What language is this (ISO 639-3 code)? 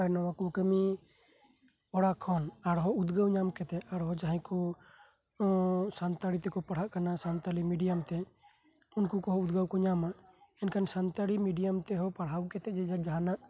sat